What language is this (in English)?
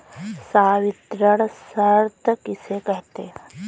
Hindi